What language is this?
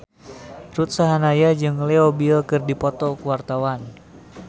Sundanese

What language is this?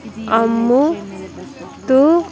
Telugu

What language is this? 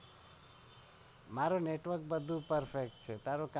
Gujarati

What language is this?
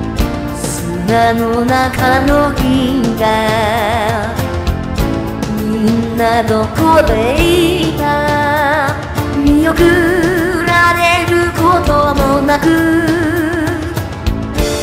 Korean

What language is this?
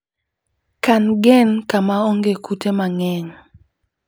Luo (Kenya and Tanzania)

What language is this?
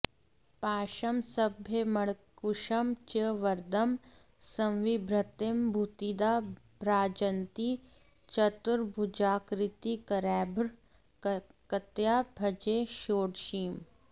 Sanskrit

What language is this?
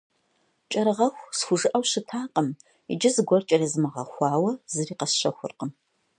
Kabardian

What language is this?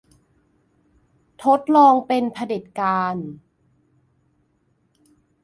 Thai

